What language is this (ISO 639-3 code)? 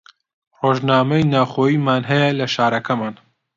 ckb